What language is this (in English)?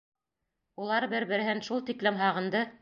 Bashkir